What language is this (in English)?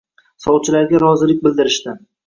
Uzbek